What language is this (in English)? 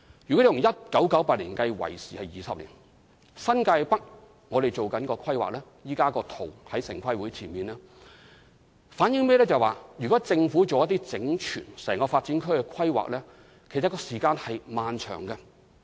Cantonese